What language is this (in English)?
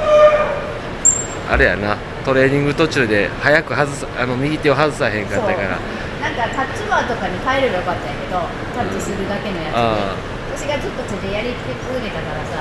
Japanese